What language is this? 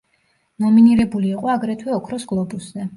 Georgian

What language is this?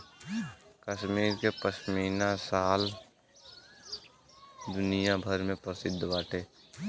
Bhojpuri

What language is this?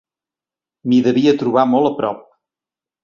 Catalan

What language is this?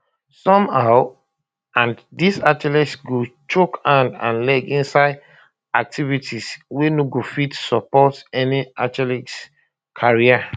Nigerian Pidgin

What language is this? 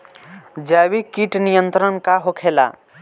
Bhojpuri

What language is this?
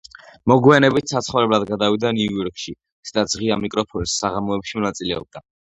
Georgian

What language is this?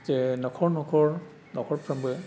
Bodo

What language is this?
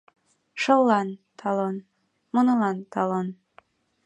Mari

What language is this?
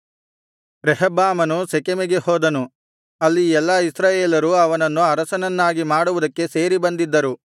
Kannada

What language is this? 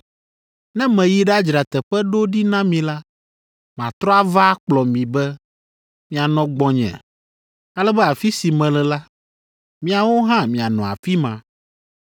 Ewe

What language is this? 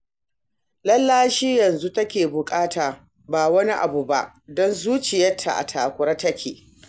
Hausa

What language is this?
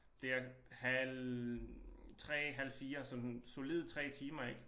Danish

